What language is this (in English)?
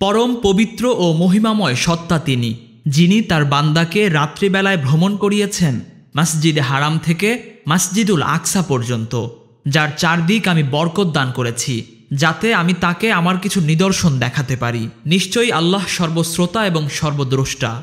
Bangla